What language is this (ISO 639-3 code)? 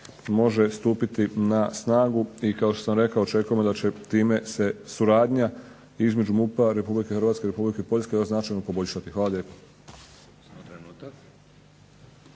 hrv